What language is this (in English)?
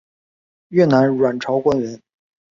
Chinese